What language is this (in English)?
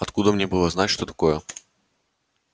Russian